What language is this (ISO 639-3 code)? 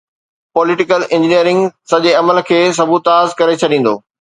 snd